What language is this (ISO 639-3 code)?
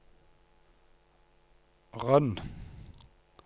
nor